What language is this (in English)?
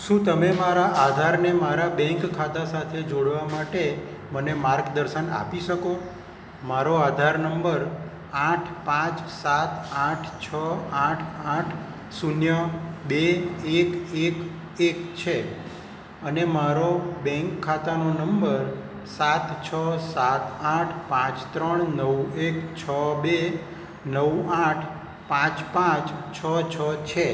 Gujarati